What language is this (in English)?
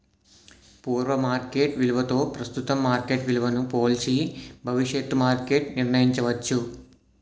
Telugu